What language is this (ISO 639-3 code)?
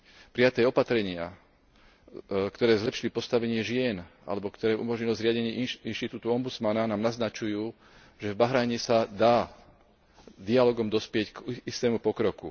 slk